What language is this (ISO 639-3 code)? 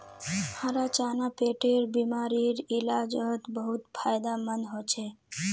mag